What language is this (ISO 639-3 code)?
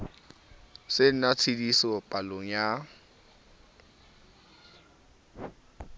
sot